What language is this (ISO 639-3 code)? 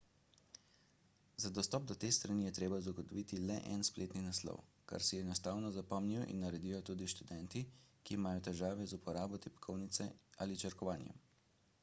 slv